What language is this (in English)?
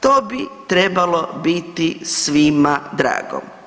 Croatian